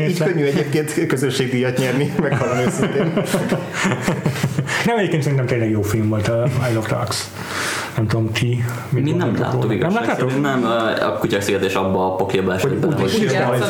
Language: Hungarian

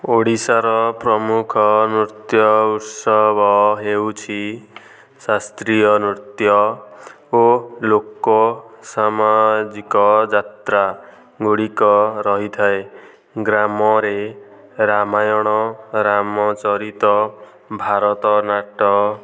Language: Odia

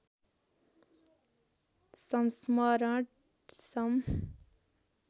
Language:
Nepali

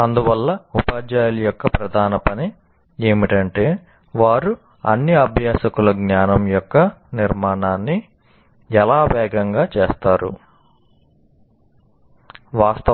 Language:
Telugu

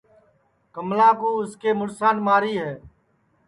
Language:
Sansi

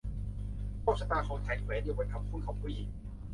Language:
Thai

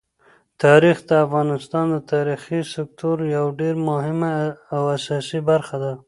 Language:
Pashto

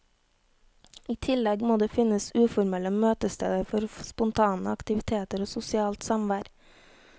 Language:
Norwegian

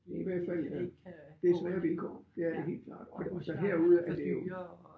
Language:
Danish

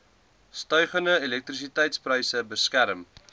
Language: Afrikaans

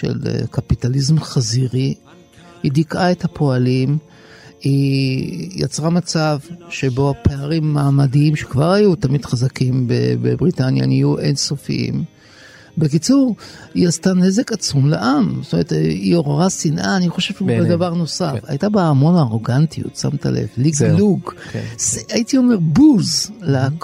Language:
Hebrew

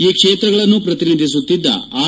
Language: Kannada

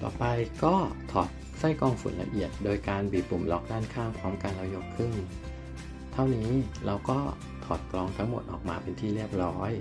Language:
Thai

